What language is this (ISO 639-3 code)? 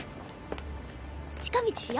jpn